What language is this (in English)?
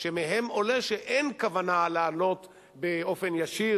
Hebrew